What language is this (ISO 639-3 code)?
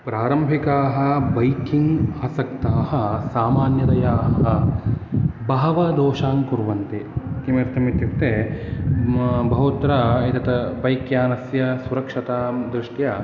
san